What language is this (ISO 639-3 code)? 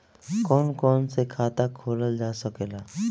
bho